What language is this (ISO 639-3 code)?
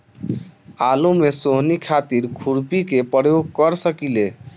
bho